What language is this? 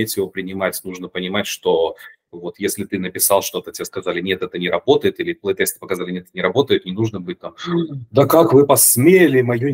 Russian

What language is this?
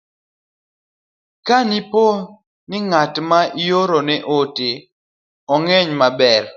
Luo (Kenya and Tanzania)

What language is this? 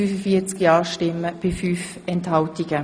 Swiss German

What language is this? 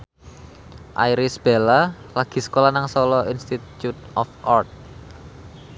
Javanese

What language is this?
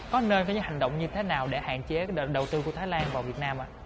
Vietnamese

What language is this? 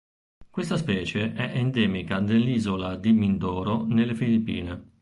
Italian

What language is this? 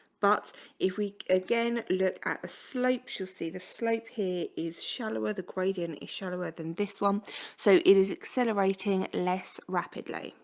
English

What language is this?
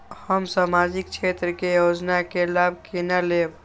Maithili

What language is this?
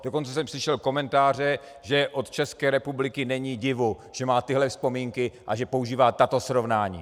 Czech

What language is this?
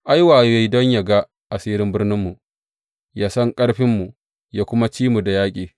Hausa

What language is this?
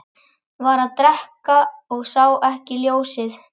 Icelandic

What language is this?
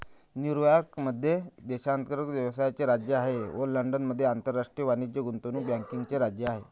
Marathi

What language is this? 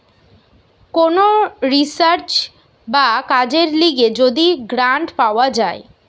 Bangla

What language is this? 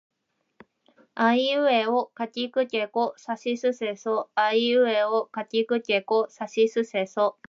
Japanese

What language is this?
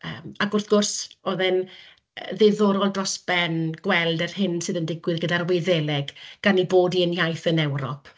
Welsh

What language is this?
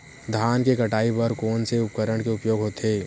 Chhattisgarhi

